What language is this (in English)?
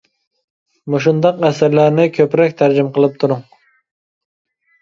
Uyghur